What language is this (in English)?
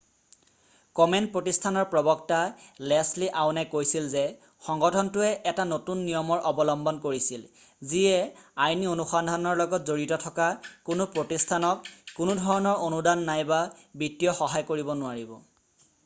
Assamese